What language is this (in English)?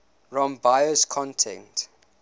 English